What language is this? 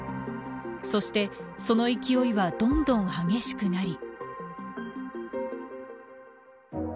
Japanese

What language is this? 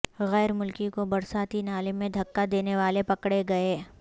Urdu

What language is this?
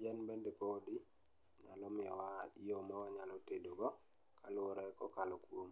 Luo (Kenya and Tanzania)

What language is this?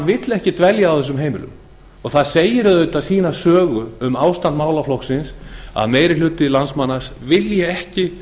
Icelandic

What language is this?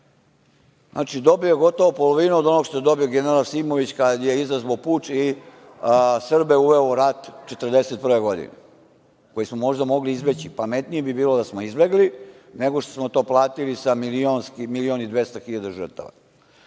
Serbian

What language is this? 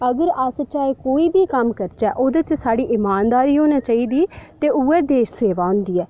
Dogri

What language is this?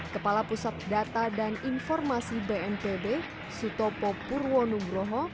Indonesian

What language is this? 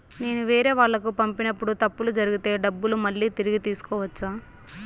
Telugu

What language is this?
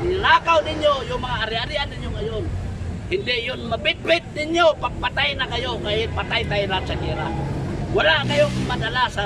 Filipino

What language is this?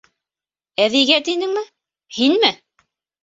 Bashkir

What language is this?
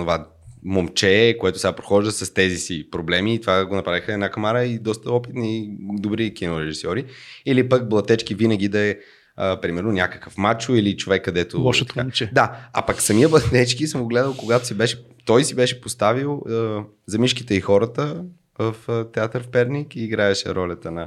Bulgarian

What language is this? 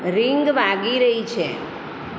Gujarati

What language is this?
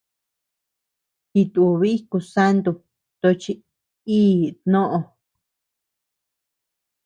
Tepeuxila Cuicatec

